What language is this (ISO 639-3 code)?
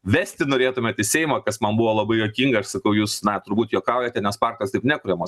lit